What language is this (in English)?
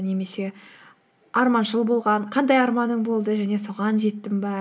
Kazakh